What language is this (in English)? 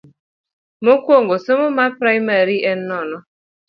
Luo (Kenya and Tanzania)